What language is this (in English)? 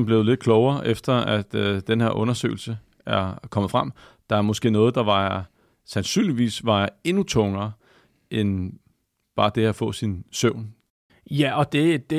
Danish